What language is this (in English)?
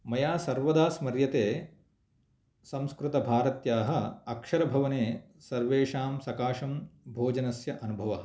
Sanskrit